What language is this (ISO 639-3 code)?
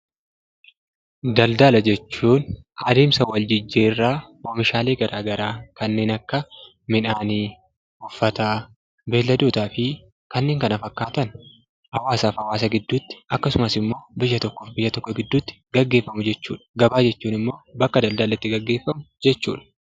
orm